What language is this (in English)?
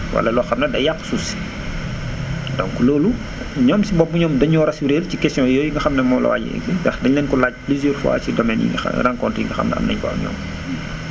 Wolof